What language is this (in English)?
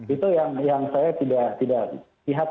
Indonesian